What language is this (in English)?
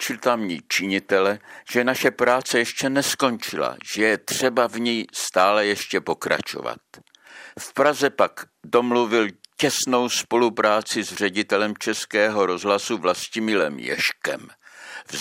Czech